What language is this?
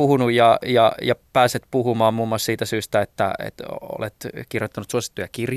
Finnish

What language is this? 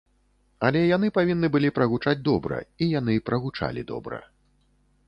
Belarusian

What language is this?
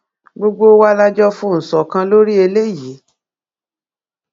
Yoruba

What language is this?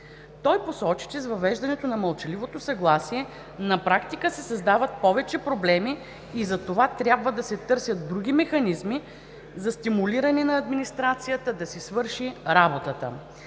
Bulgarian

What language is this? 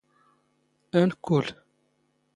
Standard Moroccan Tamazight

